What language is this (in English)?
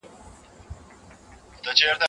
Pashto